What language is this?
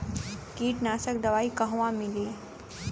Bhojpuri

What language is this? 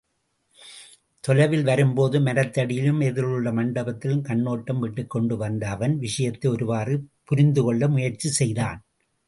Tamil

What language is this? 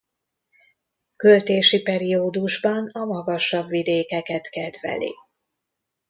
Hungarian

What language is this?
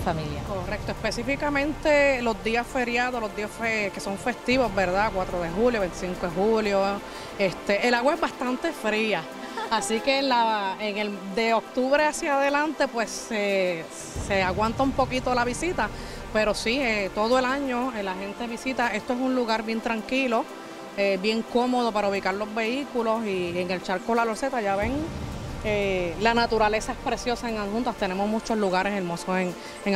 Spanish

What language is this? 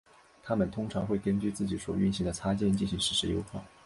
Chinese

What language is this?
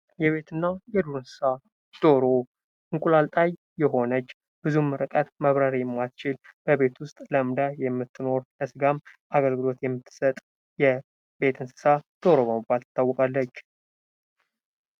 Amharic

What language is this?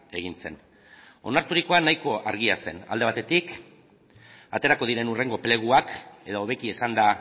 Basque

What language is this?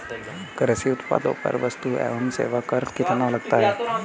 Hindi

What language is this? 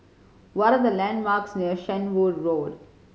English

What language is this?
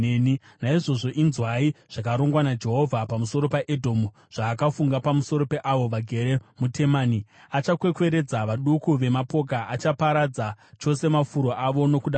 Shona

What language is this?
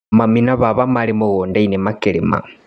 Kikuyu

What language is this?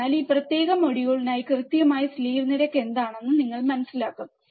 Malayalam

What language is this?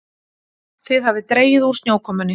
Icelandic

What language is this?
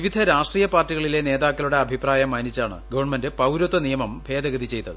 Malayalam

